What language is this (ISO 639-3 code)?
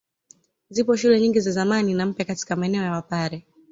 swa